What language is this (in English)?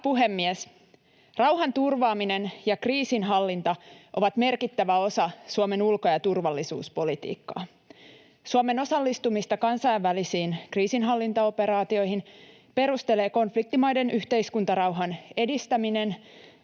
Finnish